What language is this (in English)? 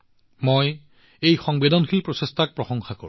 Assamese